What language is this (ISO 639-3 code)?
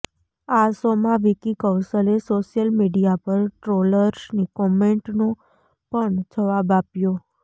guj